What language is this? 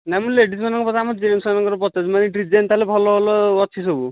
Odia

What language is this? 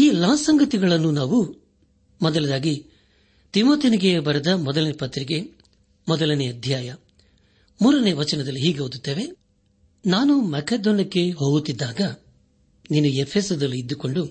Kannada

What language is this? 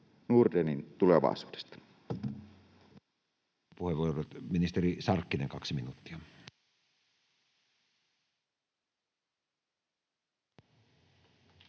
Finnish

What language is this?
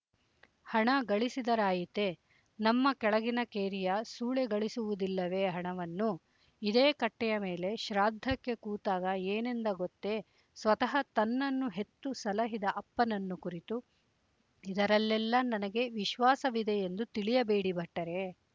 Kannada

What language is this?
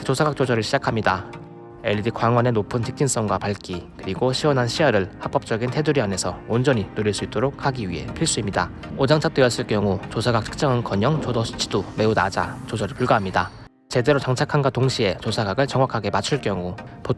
Korean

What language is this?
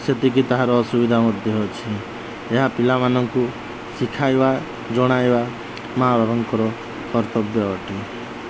Odia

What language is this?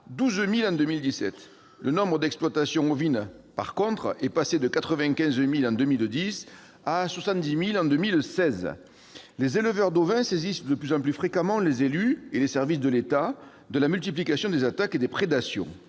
French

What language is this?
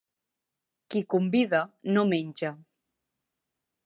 Catalan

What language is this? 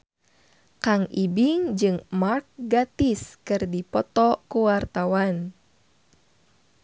Sundanese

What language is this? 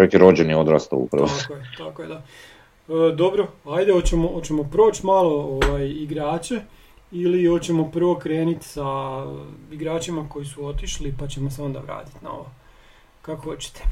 Croatian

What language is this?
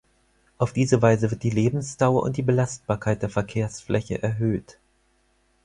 German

